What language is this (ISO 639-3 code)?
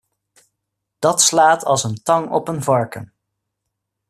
nld